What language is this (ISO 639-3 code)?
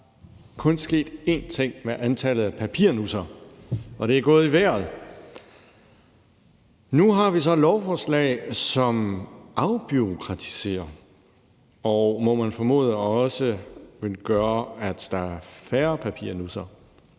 dan